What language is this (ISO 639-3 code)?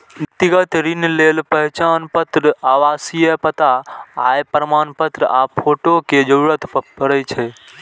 mai